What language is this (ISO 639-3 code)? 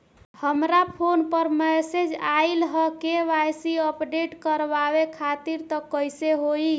bho